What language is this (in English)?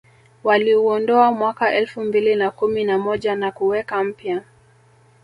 Swahili